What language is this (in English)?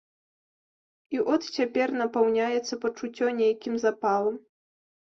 Belarusian